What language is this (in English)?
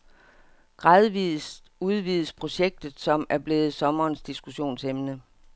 Danish